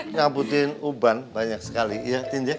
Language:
Indonesian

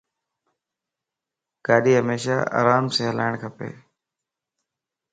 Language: Lasi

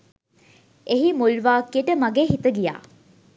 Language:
Sinhala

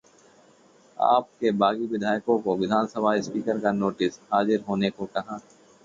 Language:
Hindi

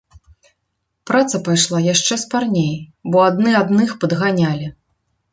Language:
Belarusian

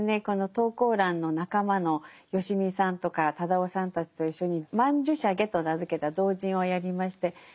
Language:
Japanese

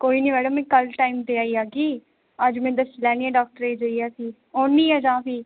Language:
Dogri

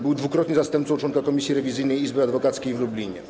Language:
Polish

